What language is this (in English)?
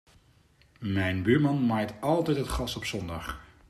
Dutch